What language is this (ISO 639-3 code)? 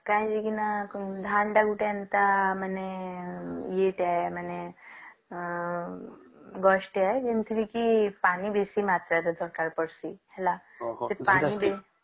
ori